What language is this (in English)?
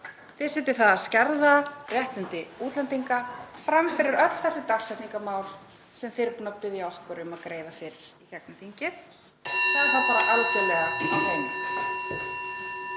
Icelandic